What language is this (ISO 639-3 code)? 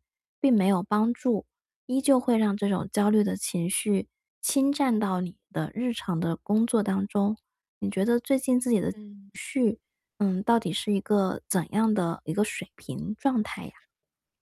zho